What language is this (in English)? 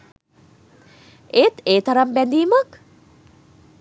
Sinhala